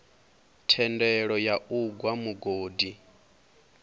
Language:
Venda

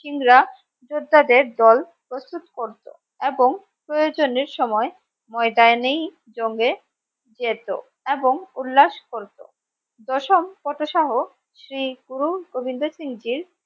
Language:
Bangla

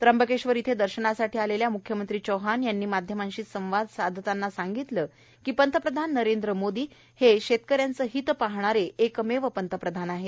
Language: Marathi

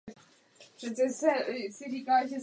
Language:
Czech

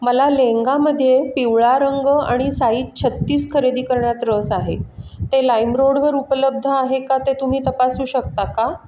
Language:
Marathi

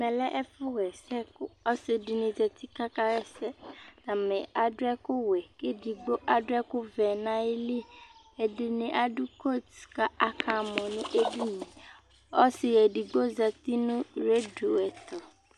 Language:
Ikposo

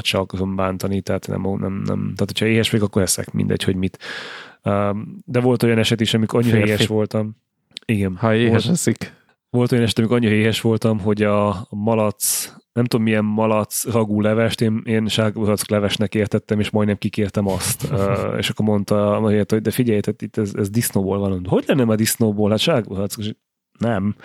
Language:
Hungarian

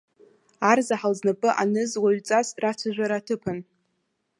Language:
Abkhazian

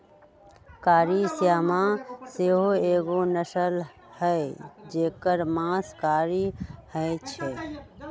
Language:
Magahi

